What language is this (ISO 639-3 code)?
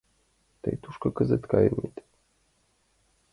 chm